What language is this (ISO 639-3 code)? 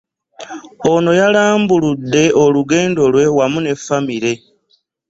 lug